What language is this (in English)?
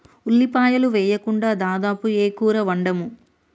Telugu